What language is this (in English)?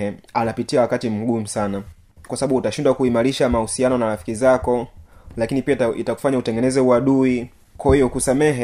Swahili